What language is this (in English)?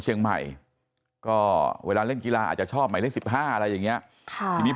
Thai